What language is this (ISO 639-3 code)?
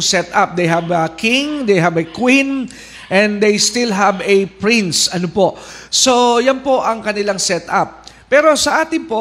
fil